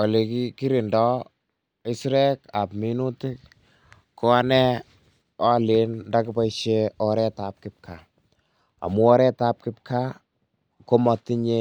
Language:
Kalenjin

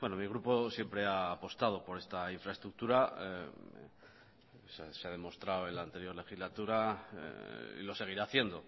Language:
Spanish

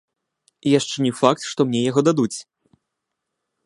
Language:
Belarusian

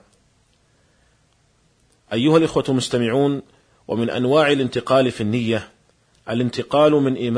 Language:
Arabic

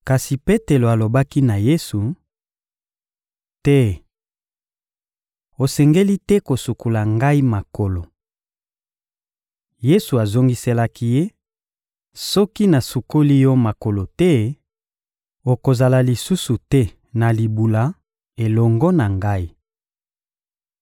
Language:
Lingala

